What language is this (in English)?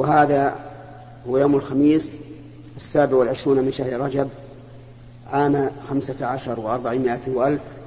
Arabic